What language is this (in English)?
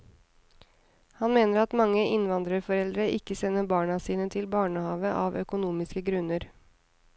Norwegian